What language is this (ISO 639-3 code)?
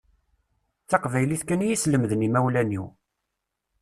kab